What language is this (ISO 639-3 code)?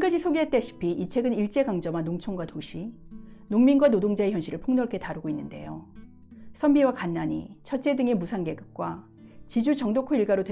kor